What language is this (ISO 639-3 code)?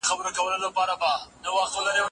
pus